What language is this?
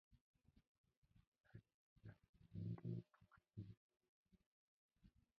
Mongolian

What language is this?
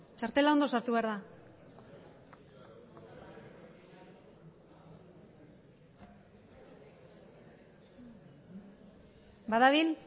Basque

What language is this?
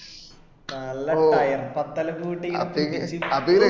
Malayalam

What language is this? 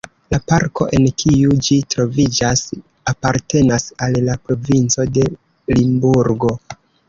Esperanto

